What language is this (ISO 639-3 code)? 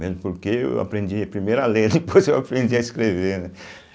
por